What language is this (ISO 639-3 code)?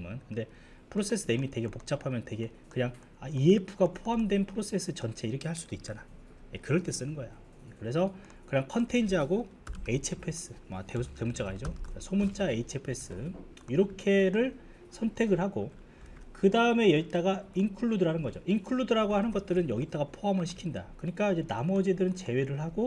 kor